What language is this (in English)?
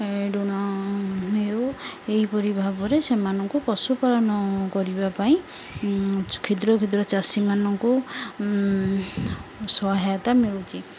Odia